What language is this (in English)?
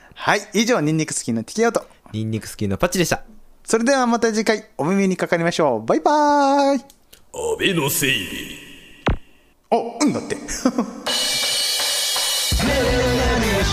Japanese